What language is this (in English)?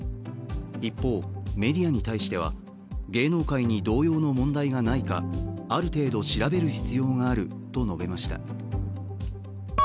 Japanese